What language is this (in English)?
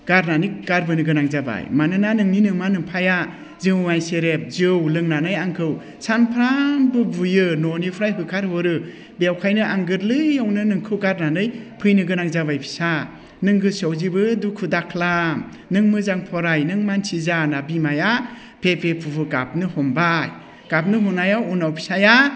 Bodo